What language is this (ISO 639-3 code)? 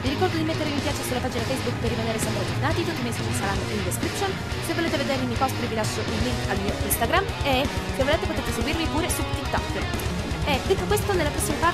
ita